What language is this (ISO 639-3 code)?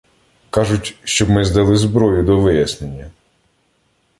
ukr